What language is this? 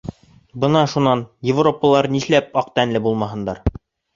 Bashkir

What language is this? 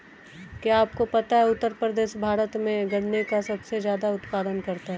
Hindi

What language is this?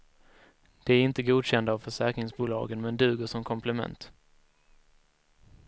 Swedish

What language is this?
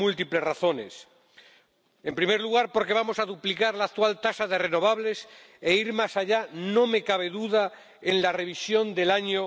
Spanish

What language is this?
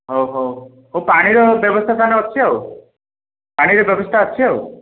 Odia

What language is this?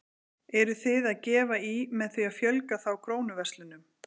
Icelandic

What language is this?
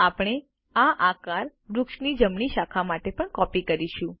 Gujarati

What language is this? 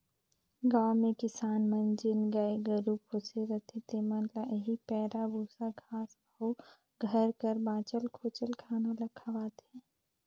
Chhattisgarhi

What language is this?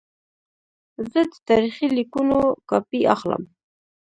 Pashto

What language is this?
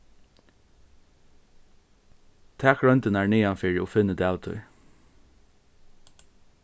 Faroese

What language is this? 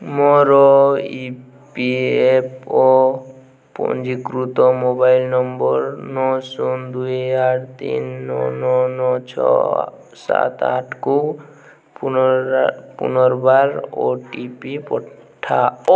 Odia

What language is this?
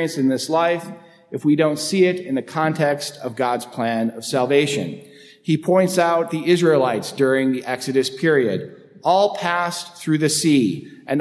English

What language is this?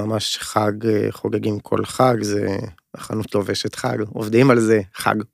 Hebrew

